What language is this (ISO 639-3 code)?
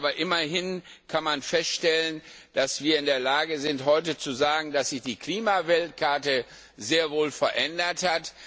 deu